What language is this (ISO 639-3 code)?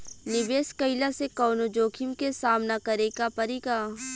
bho